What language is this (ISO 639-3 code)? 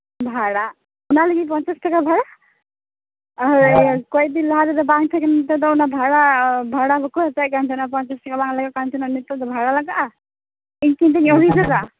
sat